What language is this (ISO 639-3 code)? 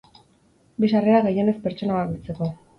eus